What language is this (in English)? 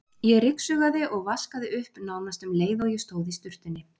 Icelandic